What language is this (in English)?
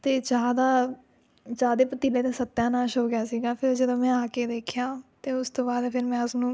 Punjabi